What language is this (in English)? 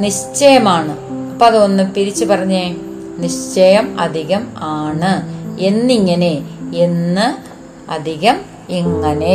Malayalam